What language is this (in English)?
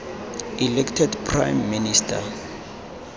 Tswana